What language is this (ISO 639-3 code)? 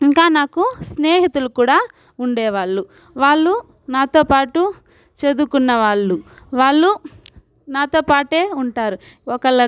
tel